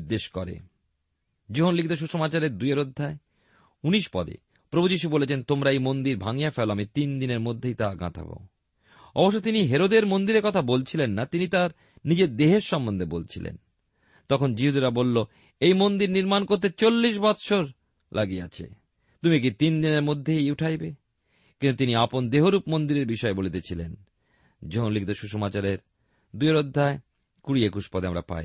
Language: Bangla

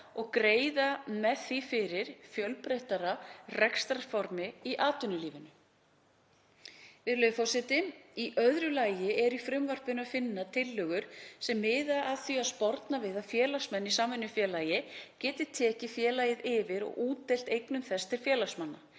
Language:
Icelandic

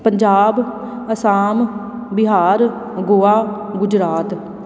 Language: Punjabi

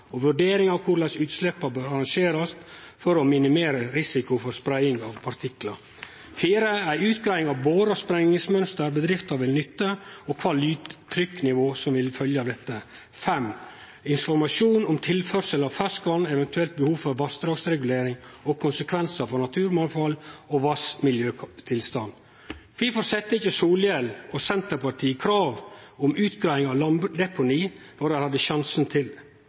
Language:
Norwegian Nynorsk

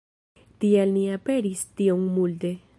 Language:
Esperanto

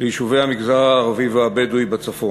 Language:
Hebrew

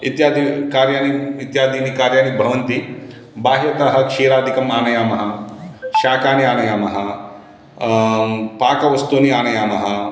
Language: Sanskrit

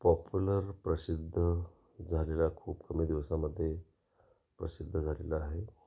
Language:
Marathi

